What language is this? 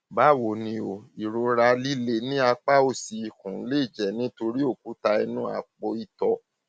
Yoruba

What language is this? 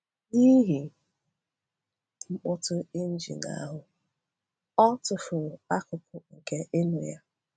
Igbo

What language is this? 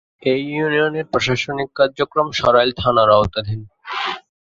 Bangla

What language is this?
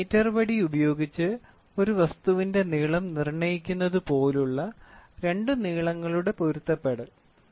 Malayalam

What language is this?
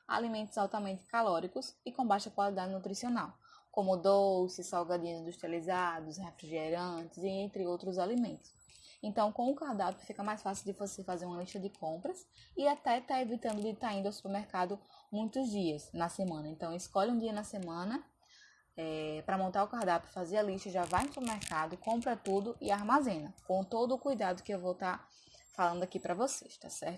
Portuguese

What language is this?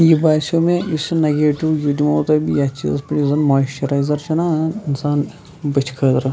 Kashmiri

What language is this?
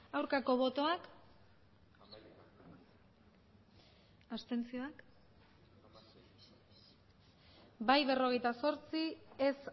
Basque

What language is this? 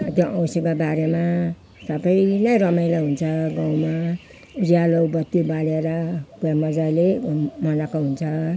Nepali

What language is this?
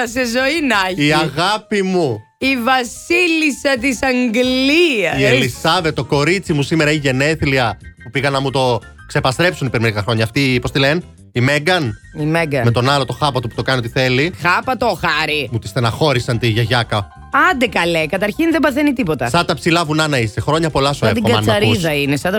Greek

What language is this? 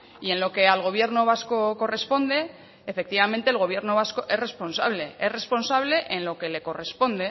Spanish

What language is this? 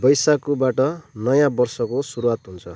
Nepali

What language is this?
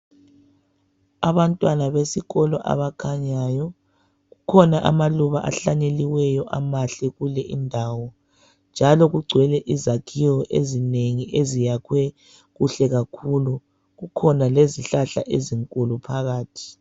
North Ndebele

